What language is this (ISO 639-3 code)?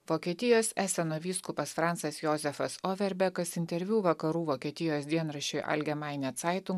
lit